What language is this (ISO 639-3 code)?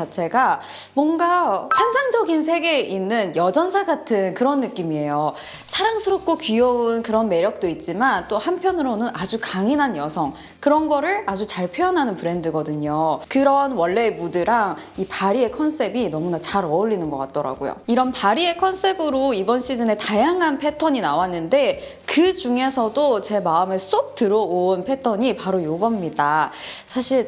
kor